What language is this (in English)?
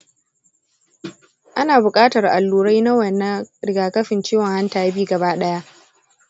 Hausa